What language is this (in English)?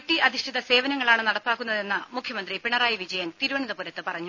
Malayalam